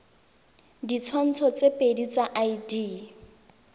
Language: Tswana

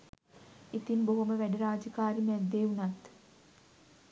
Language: Sinhala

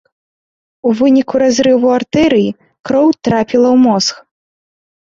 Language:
Belarusian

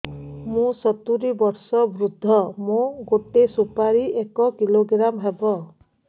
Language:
Odia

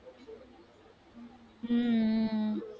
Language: Tamil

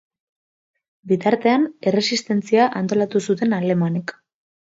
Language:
Basque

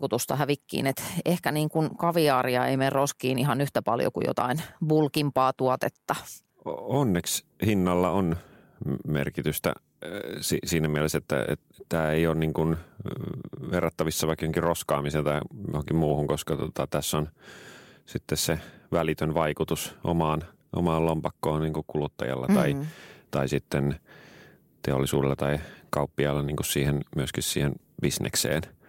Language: Finnish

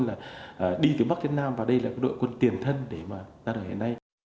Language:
Vietnamese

